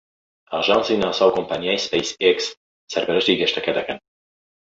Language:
Central Kurdish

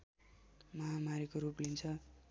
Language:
Nepali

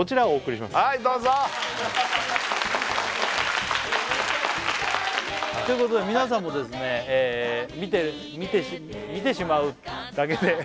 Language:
Japanese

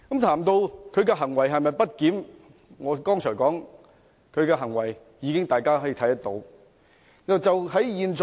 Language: Cantonese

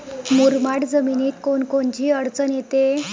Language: Marathi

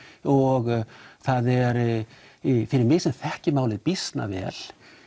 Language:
Icelandic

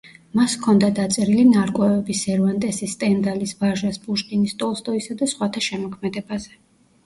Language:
Georgian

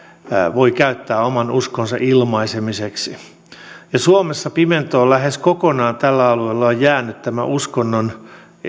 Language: Finnish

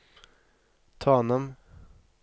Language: Norwegian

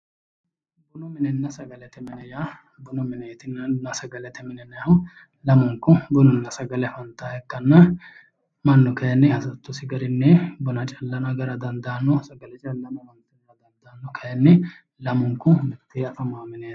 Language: Sidamo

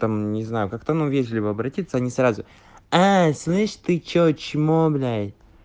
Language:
Russian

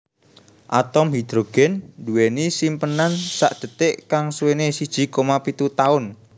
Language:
Javanese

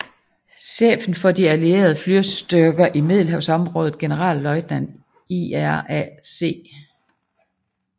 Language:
Danish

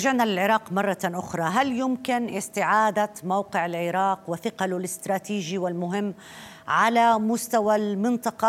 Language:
Arabic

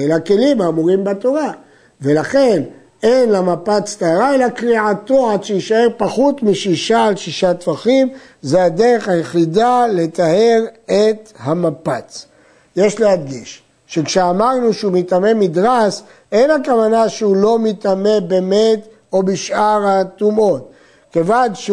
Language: Hebrew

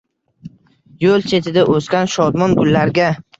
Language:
Uzbek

